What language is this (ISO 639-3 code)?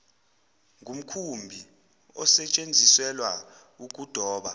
zul